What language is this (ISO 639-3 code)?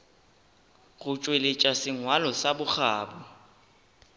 nso